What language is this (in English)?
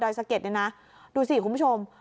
Thai